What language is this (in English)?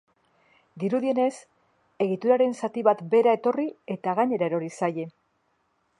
Basque